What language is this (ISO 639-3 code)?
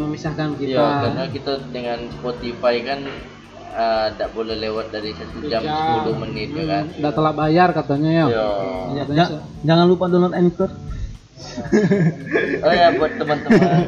ind